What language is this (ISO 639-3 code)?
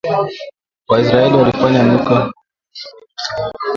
swa